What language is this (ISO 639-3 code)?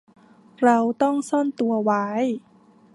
tha